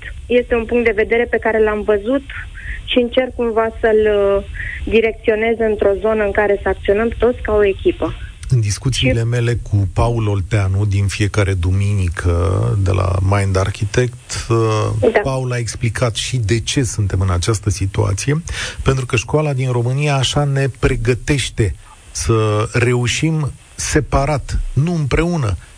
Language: Romanian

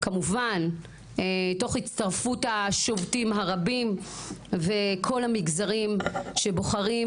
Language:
Hebrew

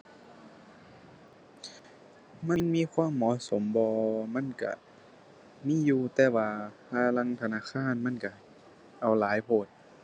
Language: Thai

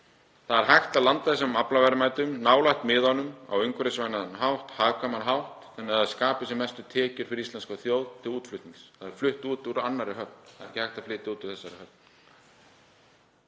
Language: Icelandic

